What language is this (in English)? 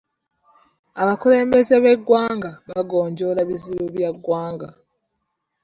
Ganda